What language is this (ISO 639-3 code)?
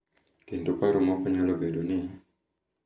luo